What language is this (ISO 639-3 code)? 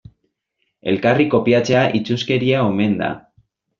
eus